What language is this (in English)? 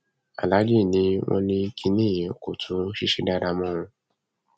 Yoruba